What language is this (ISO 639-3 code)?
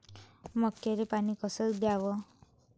mar